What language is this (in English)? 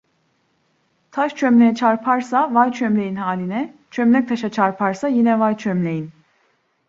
Turkish